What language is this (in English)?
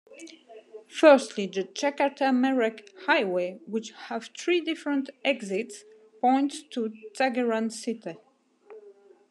English